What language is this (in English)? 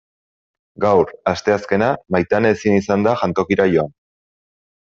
Basque